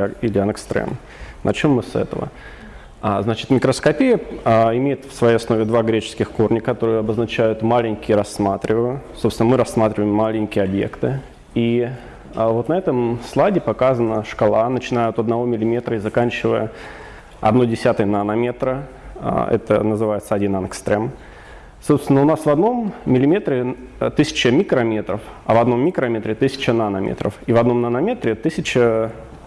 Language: Russian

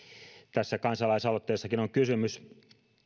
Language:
Finnish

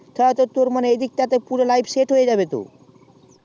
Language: Bangla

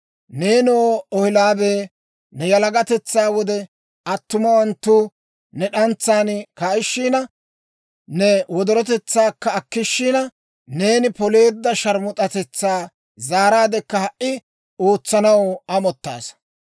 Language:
Dawro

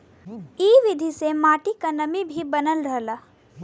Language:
Bhojpuri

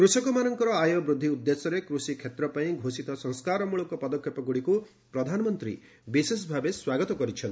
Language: Odia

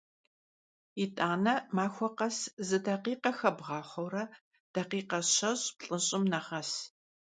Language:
Kabardian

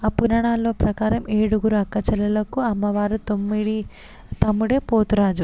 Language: Telugu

